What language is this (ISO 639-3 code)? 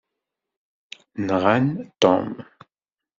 kab